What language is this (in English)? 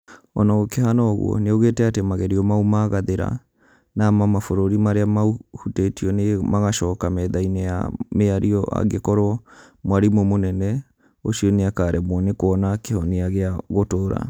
Kikuyu